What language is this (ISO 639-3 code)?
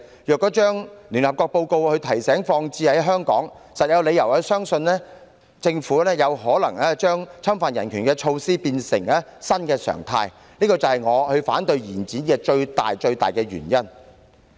yue